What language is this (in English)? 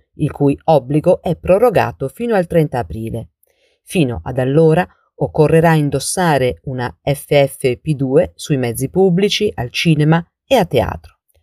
Italian